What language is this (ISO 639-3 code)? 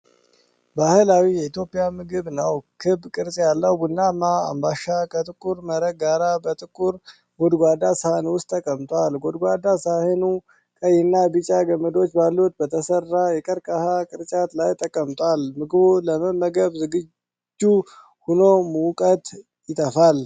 amh